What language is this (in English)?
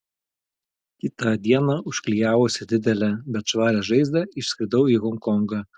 Lithuanian